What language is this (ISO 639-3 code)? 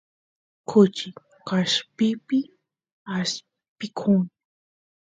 qus